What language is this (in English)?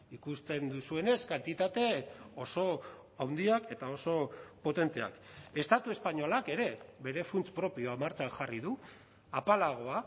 Basque